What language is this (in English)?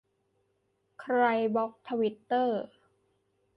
Thai